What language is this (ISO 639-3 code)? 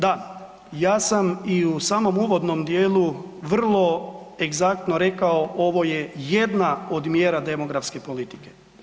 hrv